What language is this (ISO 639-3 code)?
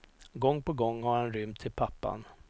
swe